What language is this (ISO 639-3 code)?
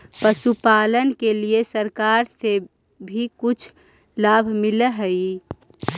mag